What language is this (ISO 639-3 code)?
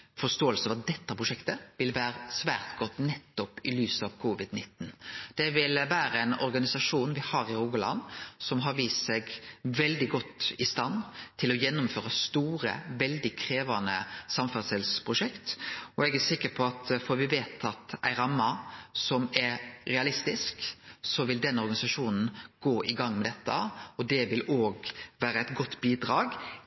nno